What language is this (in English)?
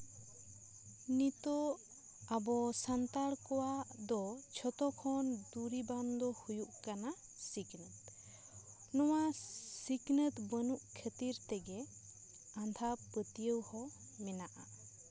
Santali